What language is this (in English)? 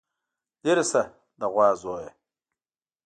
Pashto